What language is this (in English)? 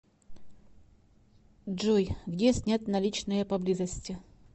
Russian